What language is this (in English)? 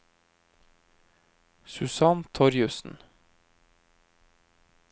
Norwegian